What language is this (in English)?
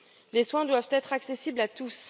French